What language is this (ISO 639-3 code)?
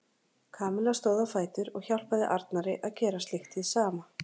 isl